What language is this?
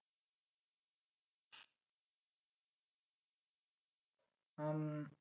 Bangla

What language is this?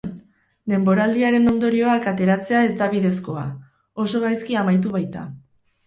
Basque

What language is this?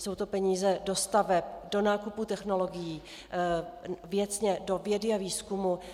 Czech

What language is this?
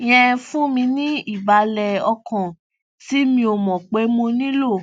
Yoruba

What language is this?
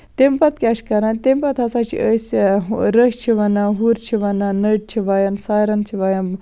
Kashmiri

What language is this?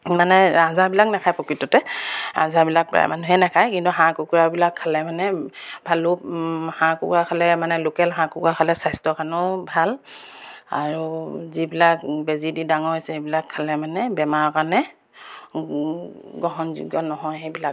Assamese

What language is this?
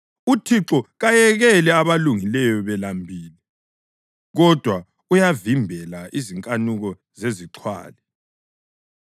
North Ndebele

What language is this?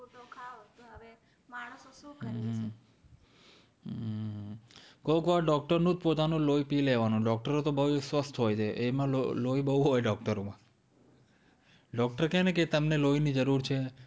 Gujarati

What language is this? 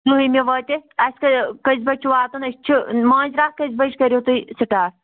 Kashmiri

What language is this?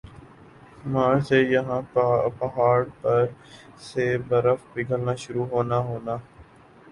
Urdu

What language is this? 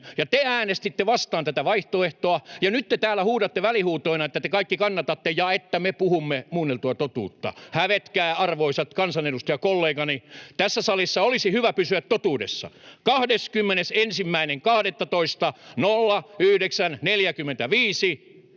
Finnish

